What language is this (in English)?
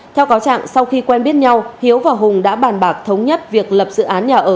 Vietnamese